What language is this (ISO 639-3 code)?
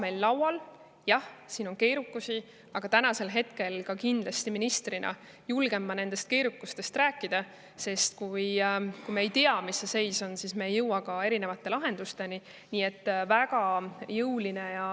est